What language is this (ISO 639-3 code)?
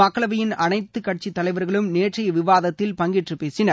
tam